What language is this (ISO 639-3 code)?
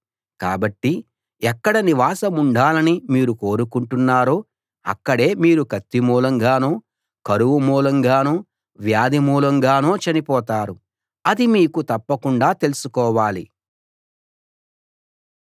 tel